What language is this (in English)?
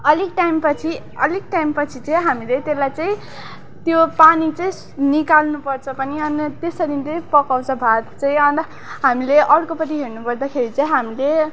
Nepali